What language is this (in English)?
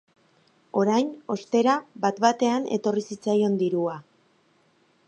Basque